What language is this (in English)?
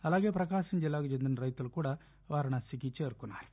Telugu